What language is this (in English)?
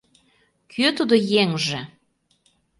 Mari